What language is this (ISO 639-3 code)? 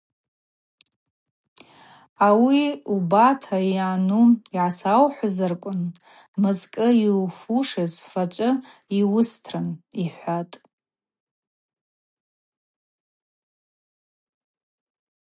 abq